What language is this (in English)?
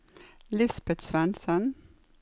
Norwegian